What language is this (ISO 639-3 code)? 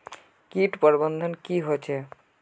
mag